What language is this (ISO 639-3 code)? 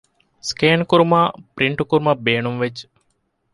div